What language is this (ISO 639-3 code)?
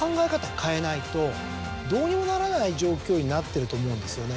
jpn